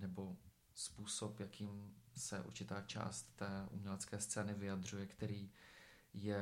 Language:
Czech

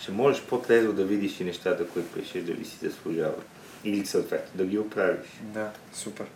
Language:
Bulgarian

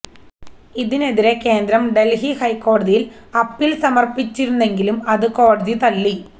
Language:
Malayalam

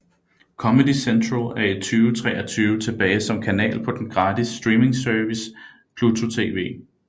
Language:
Danish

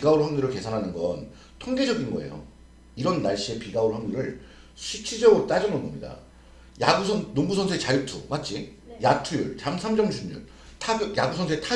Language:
Korean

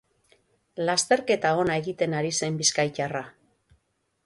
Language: Basque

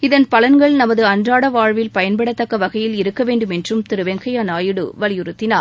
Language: Tamil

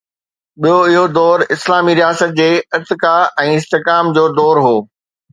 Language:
Sindhi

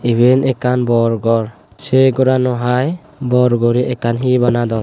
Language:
Chakma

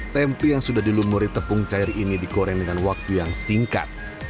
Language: Indonesian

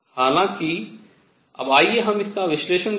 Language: Hindi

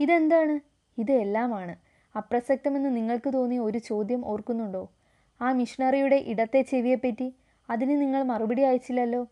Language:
Malayalam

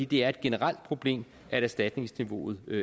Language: Danish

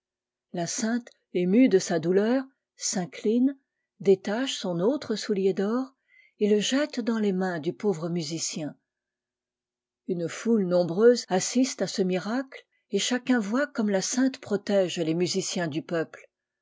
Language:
French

